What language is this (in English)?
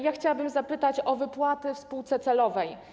Polish